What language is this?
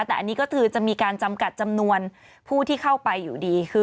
Thai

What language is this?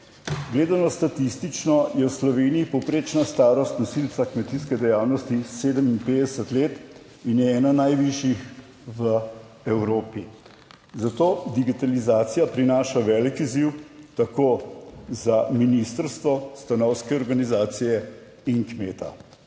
Slovenian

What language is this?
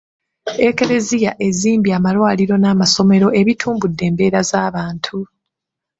Ganda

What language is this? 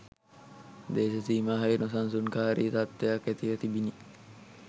Sinhala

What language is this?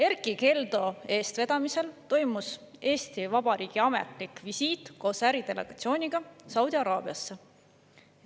Estonian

